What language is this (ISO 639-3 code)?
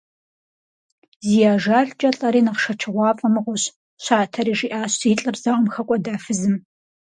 kbd